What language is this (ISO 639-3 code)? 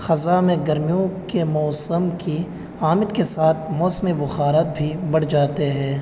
urd